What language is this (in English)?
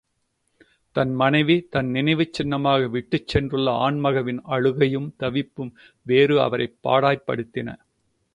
Tamil